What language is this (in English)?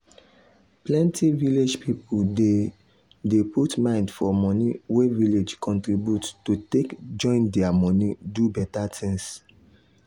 Nigerian Pidgin